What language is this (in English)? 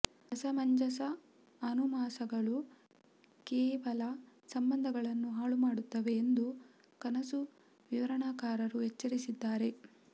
Kannada